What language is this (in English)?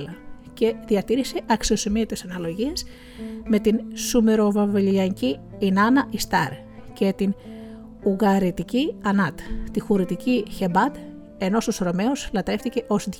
Greek